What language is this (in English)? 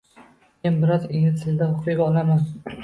Uzbek